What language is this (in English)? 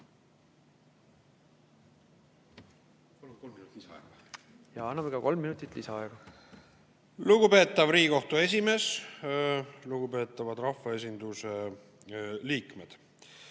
Estonian